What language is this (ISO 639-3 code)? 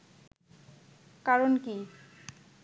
ben